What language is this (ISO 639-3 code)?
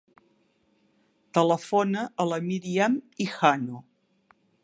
cat